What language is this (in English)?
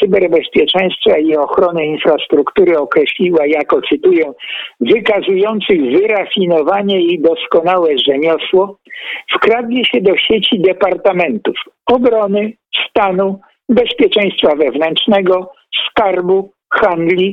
Polish